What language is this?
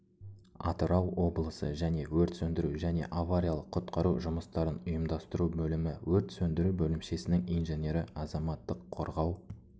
Kazakh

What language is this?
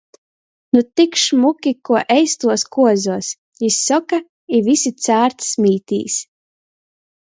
Latgalian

